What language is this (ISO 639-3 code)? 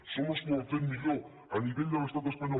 cat